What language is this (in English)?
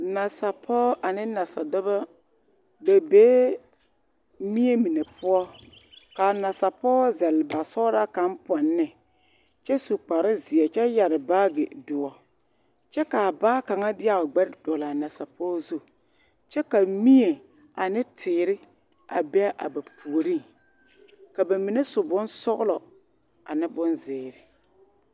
Southern Dagaare